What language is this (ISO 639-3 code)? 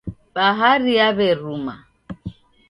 dav